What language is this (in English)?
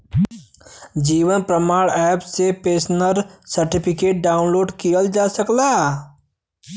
Bhojpuri